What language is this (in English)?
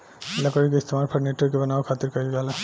Bhojpuri